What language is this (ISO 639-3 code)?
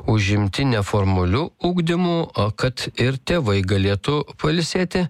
lit